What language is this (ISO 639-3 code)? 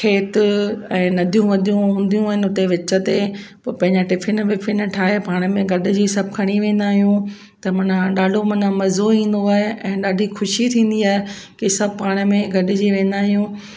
snd